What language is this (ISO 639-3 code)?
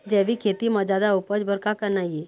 hne